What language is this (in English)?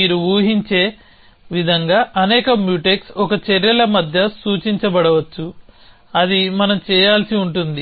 Telugu